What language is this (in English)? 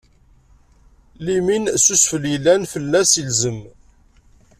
Kabyle